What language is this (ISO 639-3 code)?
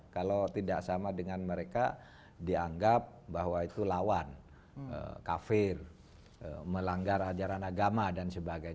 ind